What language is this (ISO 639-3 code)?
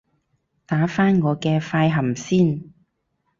yue